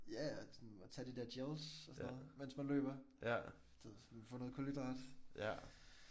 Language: Danish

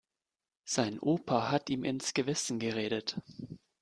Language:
German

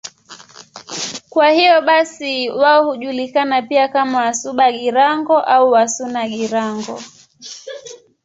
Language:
Swahili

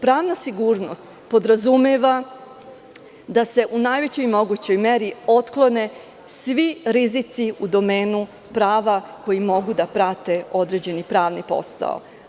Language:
Serbian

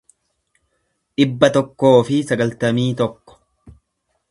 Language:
Oromo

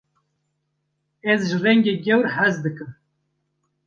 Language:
Kurdish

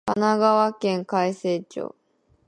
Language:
Japanese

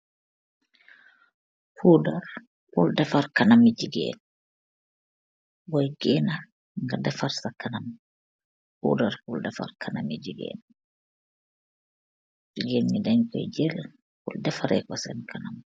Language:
Wolof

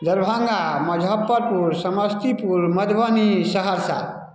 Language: Maithili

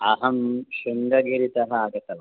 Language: Sanskrit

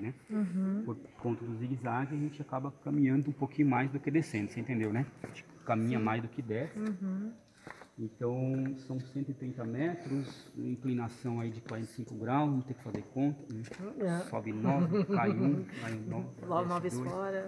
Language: Portuguese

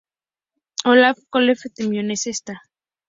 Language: Spanish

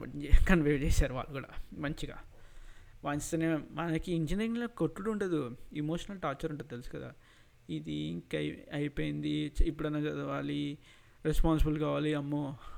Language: Telugu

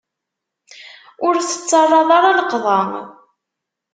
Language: Kabyle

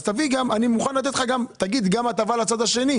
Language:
Hebrew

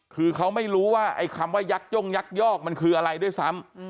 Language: Thai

